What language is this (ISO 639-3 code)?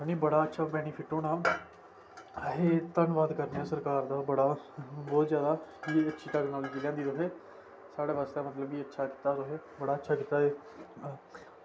doi